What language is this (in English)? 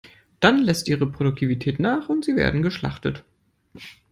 German